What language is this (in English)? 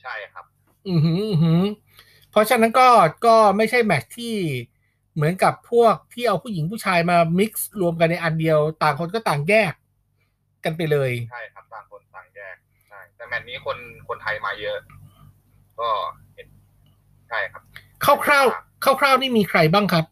Thai